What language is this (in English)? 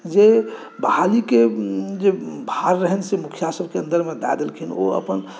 Maithili